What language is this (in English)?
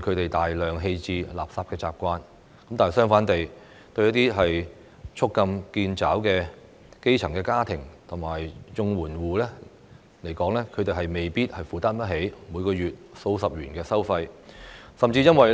Cantonese